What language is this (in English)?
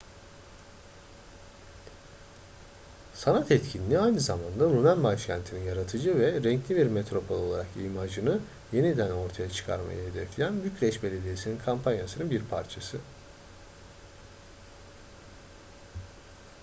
Turkish